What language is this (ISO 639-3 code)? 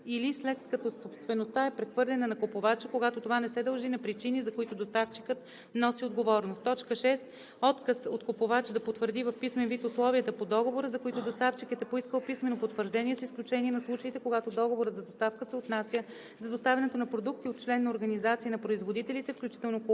bul